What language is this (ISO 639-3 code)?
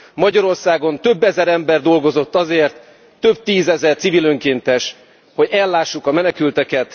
hun